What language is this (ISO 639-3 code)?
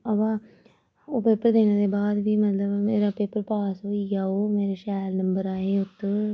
doi